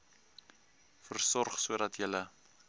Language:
Afrikaans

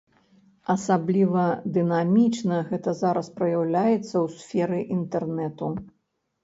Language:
Belarusian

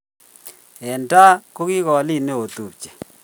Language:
Kalenjin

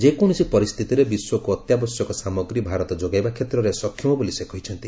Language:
Odia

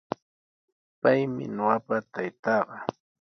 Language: Sihuas Ancash Quechua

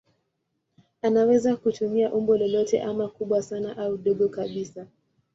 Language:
Swahili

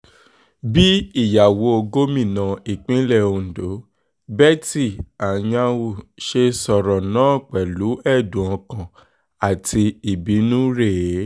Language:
Yoruba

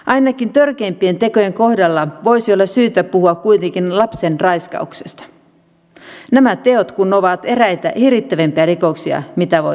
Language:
Finnish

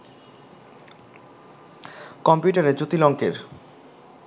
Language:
Bangla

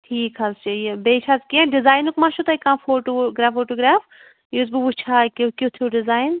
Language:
Kashmiri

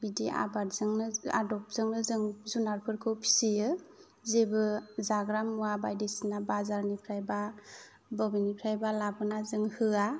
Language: Bodo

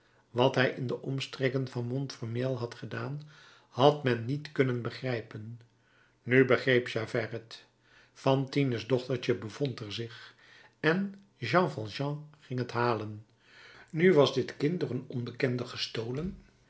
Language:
Dutch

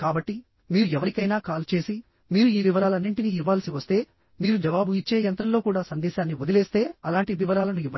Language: Telugu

